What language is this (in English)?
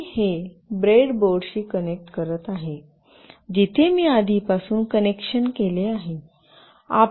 Marathi